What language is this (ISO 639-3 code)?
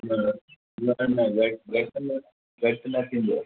snd